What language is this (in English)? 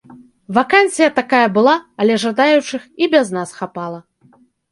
Belarusian